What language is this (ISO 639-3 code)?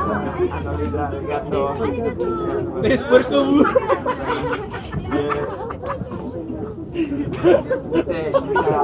spa